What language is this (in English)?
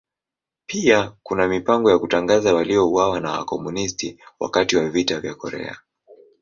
Swahili